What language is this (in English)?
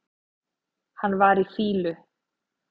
Icelandic